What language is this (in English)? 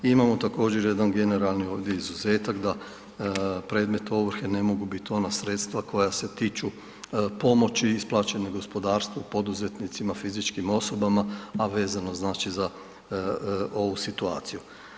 Croatian